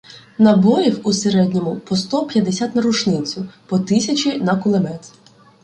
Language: Ukrainian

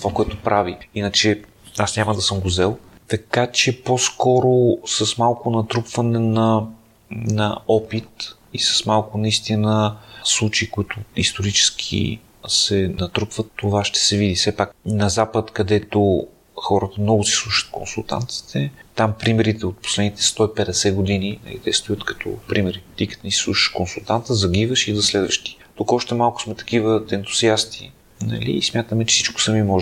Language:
Bulgarian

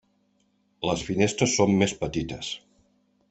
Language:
Catalan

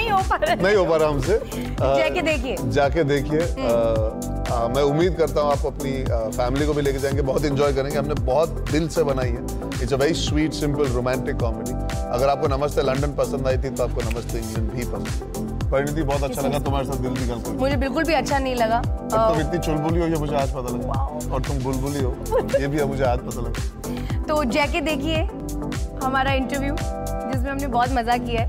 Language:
Punjabi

